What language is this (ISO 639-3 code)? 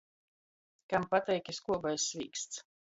ltg